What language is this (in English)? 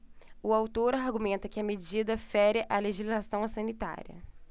Portuguese